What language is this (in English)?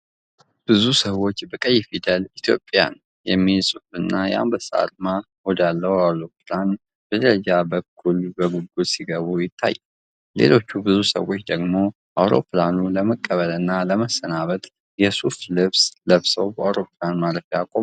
Amharic